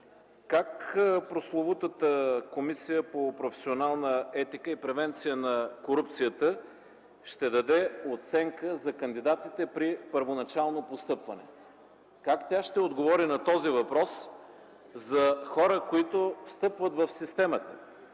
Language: Bulgarian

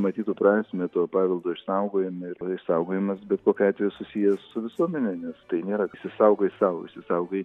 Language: Lithuanian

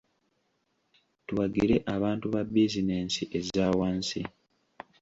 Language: Ganda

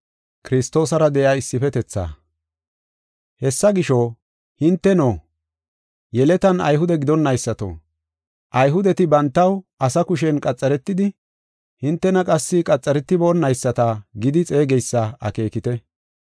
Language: Gofa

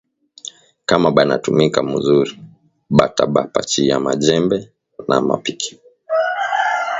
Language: Swahili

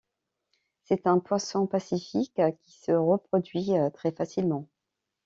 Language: French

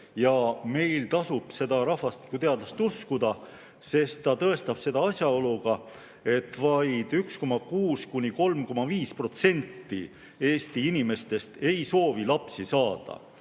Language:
Estonian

